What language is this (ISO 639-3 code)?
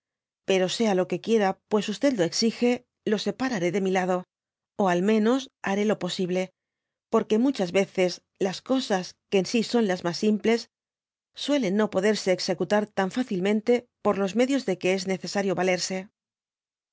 spa